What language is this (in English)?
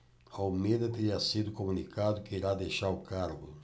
Portuguese